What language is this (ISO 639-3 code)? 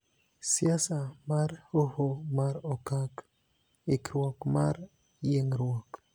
luo